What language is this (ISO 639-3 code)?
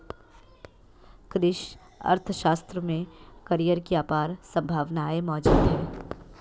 hin